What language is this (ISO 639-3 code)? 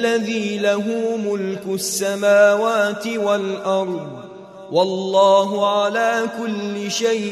ara